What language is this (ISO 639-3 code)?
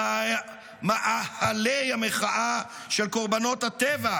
heb